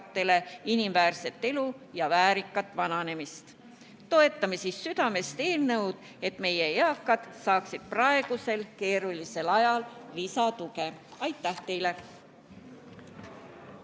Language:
Estonian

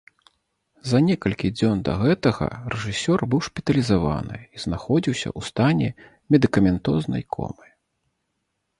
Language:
Belarusian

